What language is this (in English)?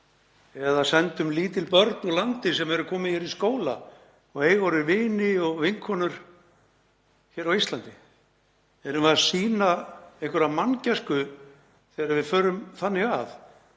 Icelandic